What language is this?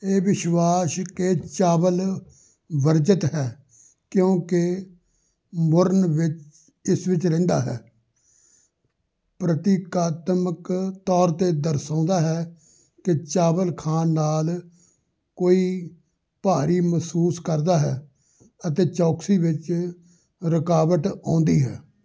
Punjabi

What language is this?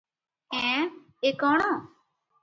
Odia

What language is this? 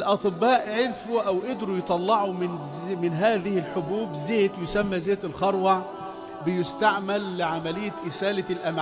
Arabic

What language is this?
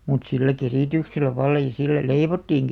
Finnish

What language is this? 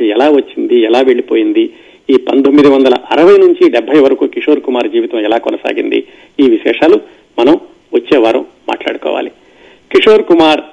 Telugu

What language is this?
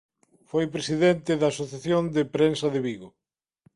Galician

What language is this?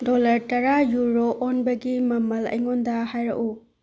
Manipuri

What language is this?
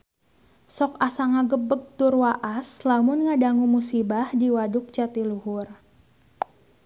Sundanese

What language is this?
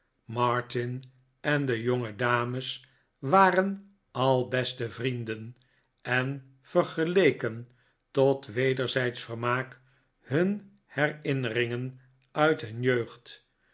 Dutch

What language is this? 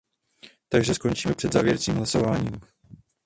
Czech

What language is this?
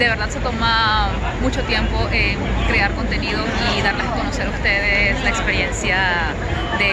Spanish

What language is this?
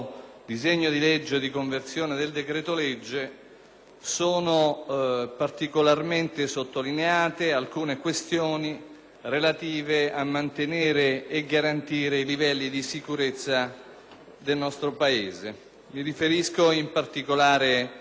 Italian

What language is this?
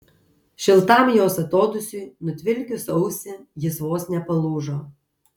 Lithuanian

